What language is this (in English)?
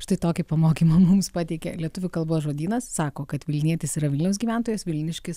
Lithuanian